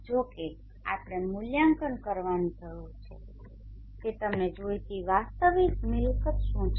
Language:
Gujarati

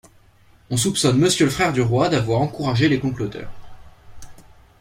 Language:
French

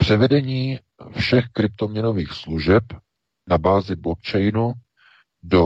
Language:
Czech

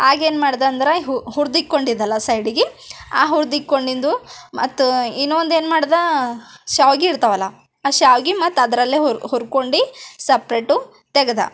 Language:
Kannada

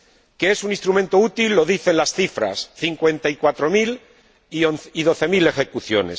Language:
Spanish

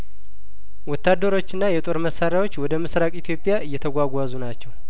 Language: Amharic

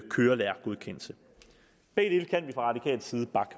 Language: Danish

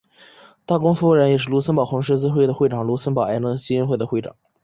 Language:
Chinese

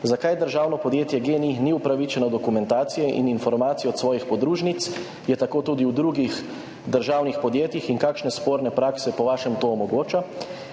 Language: Slovenian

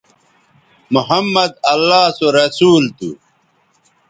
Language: Bateri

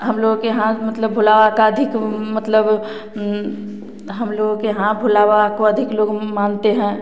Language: Hindi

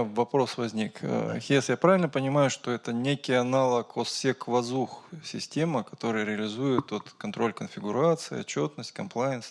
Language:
Russian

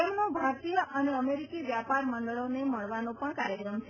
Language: Gujarati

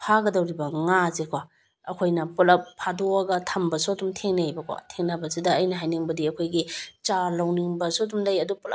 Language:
Manipuri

